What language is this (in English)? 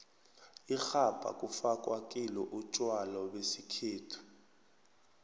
South Ndebele